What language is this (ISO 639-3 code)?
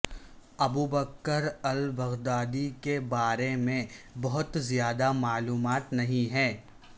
urd